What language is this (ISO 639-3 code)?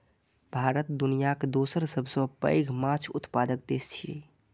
mai